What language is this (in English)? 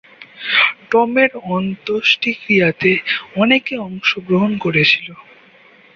Bangla